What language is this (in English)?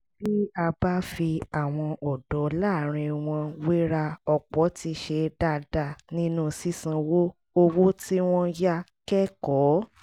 Yoruba